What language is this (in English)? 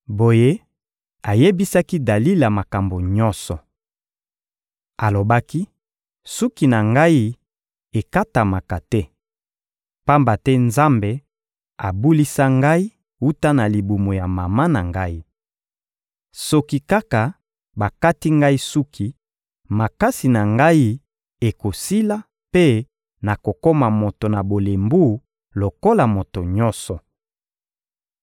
Lingala